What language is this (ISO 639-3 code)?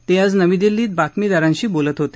mar